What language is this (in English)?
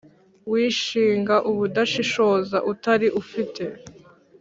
Kinyarwanda